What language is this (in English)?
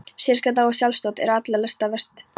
Icelandic